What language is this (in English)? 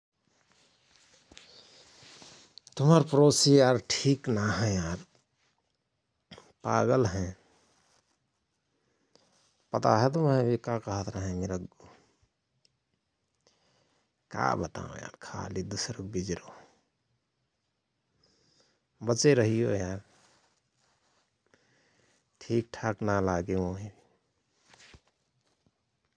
Rana Tharu